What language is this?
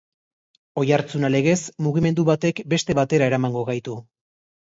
Basque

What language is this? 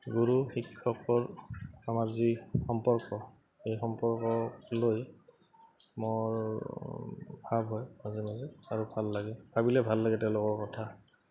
Assamese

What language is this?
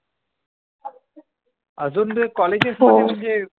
Marathi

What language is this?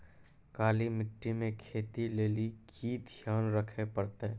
Maithili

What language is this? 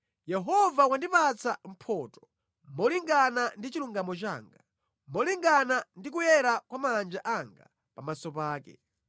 Nyanja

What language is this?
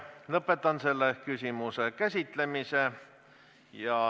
Estonian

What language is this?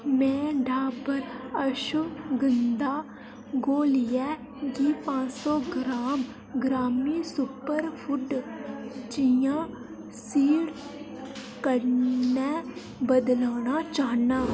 Dogri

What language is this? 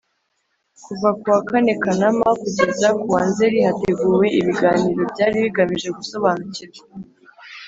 Kinyarwanda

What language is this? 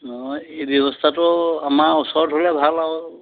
Assamese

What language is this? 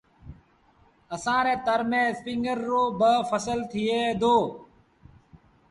Sindhi Bhil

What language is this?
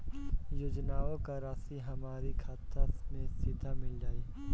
Bhojpuri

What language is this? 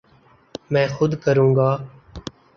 Urdu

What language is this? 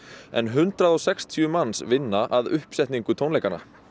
Icelandic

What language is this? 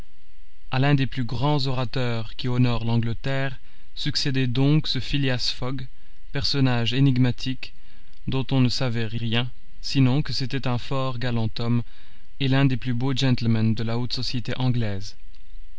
French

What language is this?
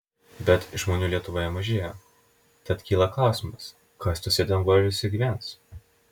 Lithuanian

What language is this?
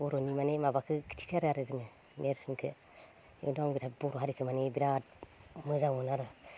Bodo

